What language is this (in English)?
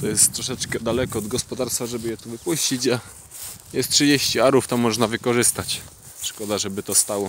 Polish